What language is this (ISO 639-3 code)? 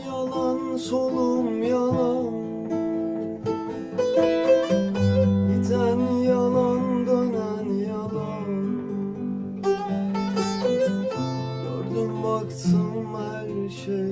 tur